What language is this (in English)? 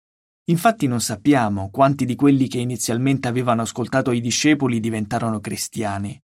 Italian